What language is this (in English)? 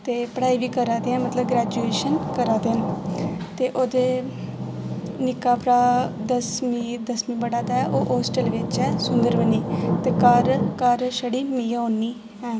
Dogri